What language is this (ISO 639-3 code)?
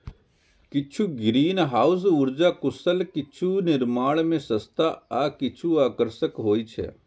mai